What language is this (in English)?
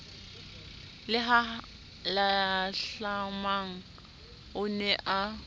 Southern Sotho